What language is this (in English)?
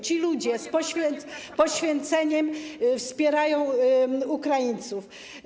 Polish